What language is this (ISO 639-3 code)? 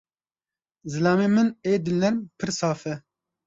kur